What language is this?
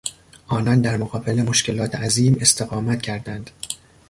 Persian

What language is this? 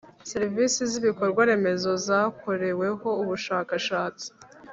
Kinyarwanda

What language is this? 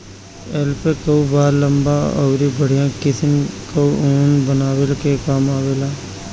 Bhojpuri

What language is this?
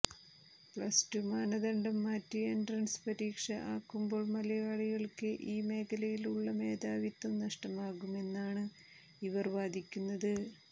Malayalam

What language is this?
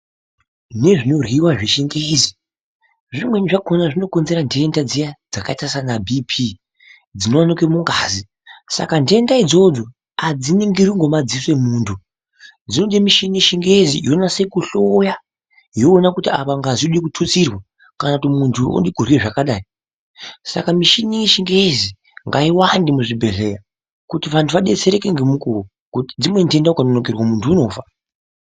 Ndau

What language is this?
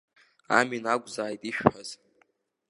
Abkhazian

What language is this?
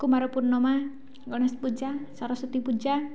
Odia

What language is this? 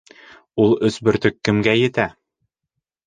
Bashkir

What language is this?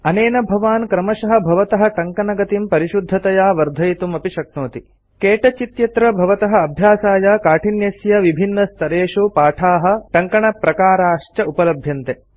Sanskrit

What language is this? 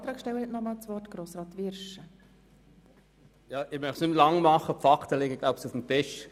Swiss German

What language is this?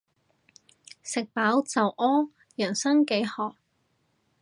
Cantonese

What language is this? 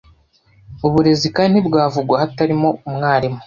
Kinyarwanda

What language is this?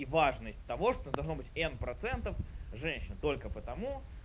Russian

